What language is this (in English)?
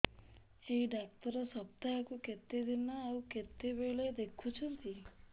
Odia